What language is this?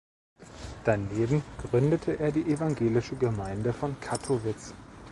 German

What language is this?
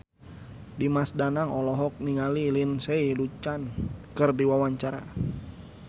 Sundanese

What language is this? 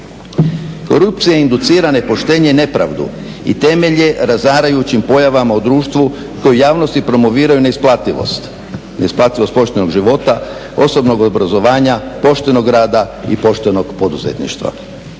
Croatian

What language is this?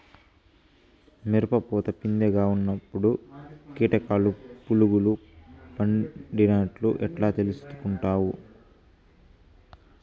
Telugu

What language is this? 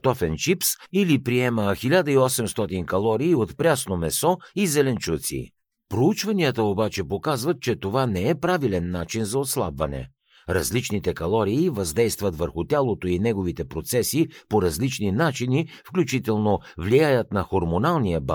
Bulgarian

